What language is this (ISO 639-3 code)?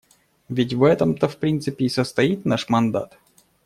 rus